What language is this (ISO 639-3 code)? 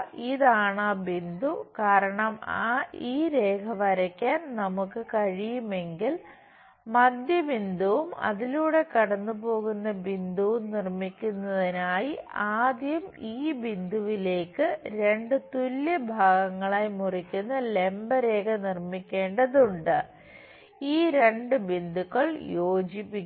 mal